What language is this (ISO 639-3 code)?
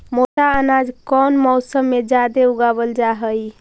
mag